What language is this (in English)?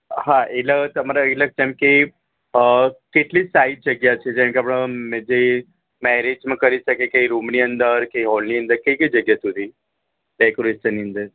Gujarati